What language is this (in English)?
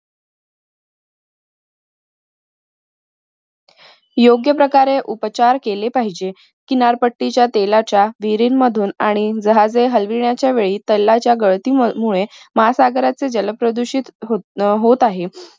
Marathi